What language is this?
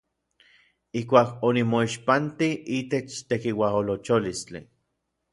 Orizaba Nahuatl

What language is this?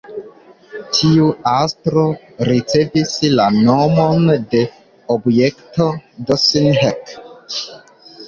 Esperanto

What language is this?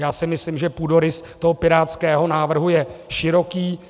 Czech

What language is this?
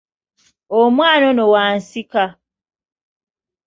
Ganda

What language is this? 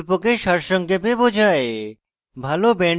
Bangla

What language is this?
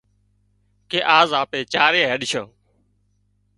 Wadiyara Koli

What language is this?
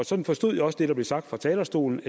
Danish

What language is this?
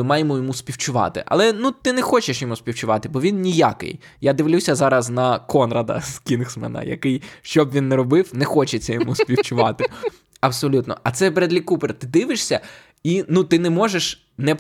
Ukrainian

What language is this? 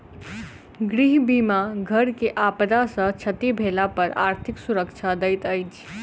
Maithili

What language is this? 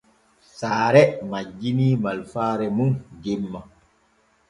Borgu Fulfulde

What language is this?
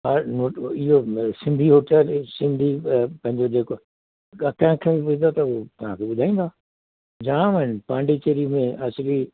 Sindhi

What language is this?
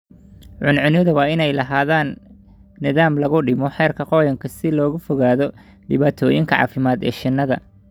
Somali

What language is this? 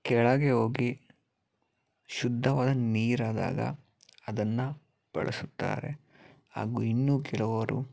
Kannada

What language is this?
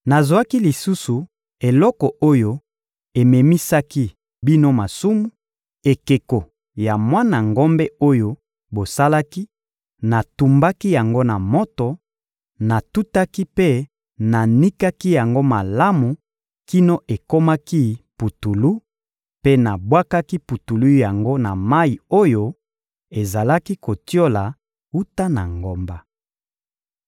Lingala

